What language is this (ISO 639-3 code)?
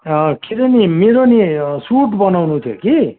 nep